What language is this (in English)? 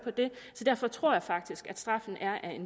Danish